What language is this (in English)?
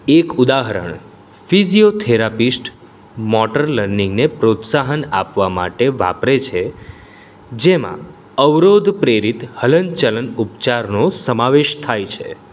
Gujarati